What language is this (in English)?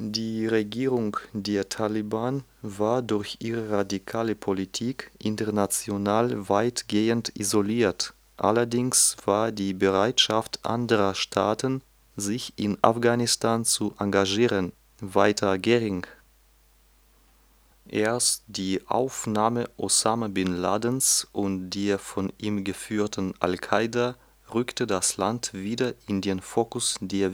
German